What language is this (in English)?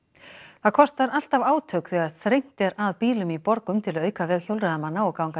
Icelandic